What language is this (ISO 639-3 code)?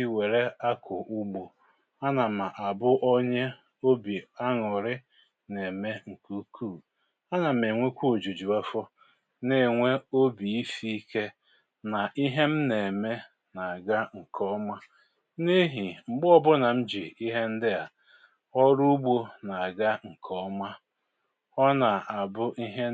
ibo